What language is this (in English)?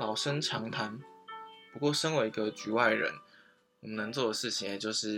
Chinese